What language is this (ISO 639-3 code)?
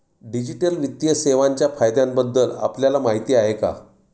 mar